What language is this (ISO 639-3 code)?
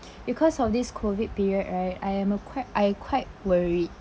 eng